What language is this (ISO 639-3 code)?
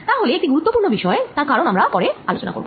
ben